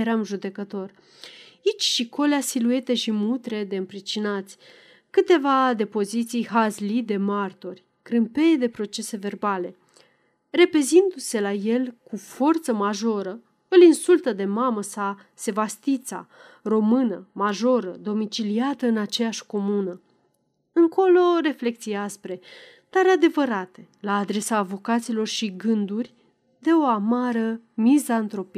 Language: Romanian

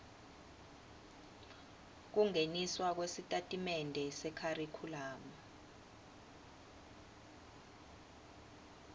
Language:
Swati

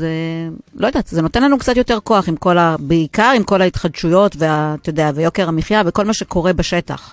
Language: Hebrew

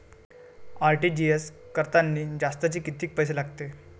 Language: Marathi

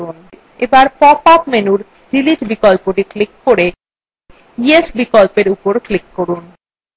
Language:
Bangla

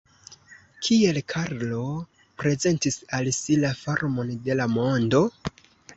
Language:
Esperanto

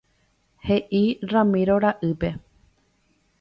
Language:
Guarani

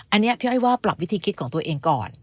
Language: Thai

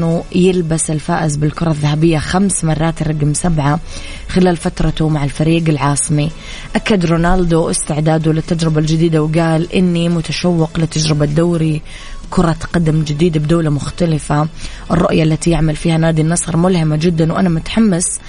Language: Arabic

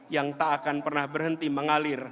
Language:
Indonesian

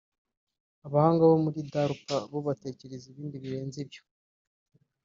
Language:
Kinyarwanda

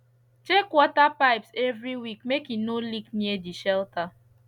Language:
Nigerian Pidgin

